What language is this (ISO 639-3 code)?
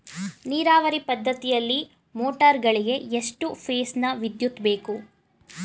kan